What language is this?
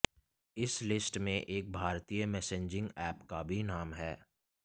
Hindi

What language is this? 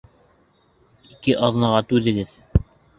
Bashkir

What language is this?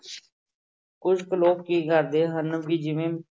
Punjabi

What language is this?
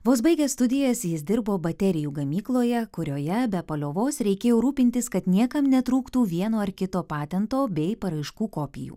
Lithuanian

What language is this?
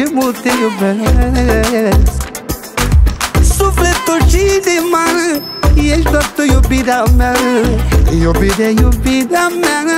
Romanian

